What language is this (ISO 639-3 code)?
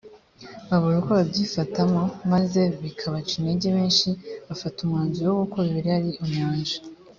kin